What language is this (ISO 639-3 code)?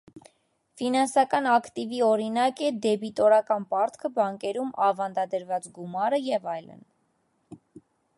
hye